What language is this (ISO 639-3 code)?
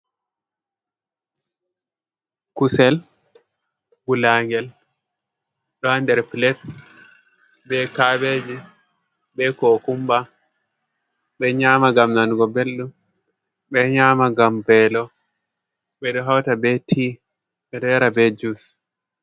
ful